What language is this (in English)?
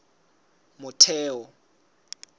Southern Sotho